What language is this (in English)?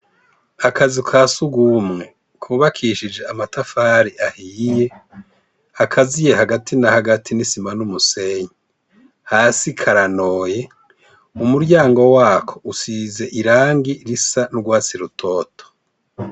Rundi